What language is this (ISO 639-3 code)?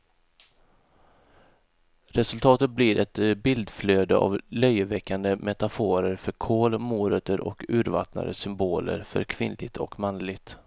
swe